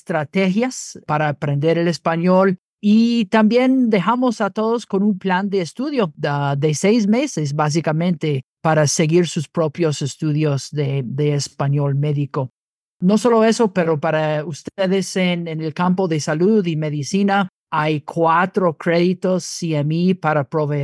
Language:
Spanish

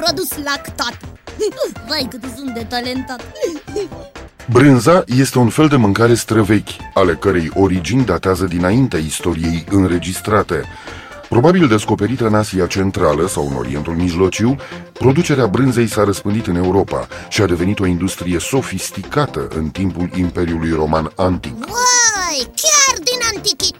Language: Romanian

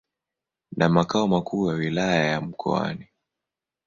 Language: Swahili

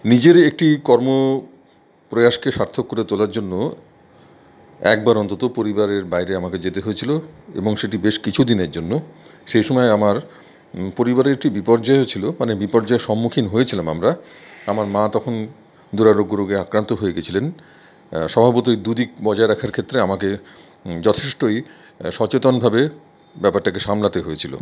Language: Bangla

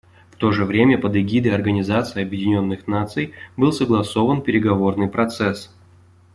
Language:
Russian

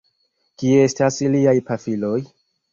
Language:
Esperanto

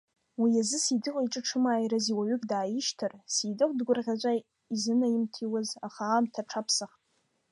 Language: Abkhazian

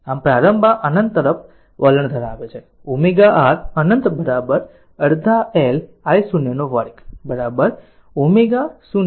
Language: Gujarati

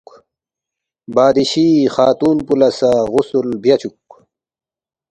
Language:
Balti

